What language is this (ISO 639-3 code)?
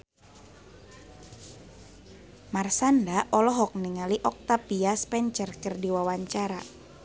sun